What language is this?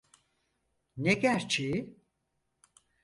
Turkish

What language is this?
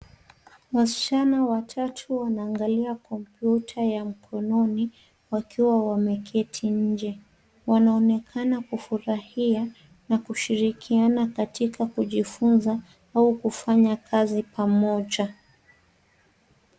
Swahili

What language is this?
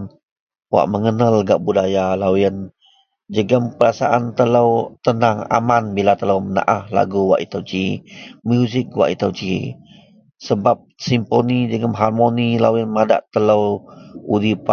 Central Melanau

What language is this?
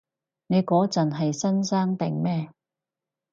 Cantonese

